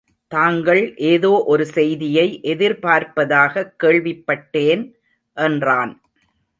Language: Tamil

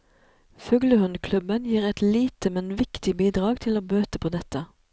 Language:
Norwegian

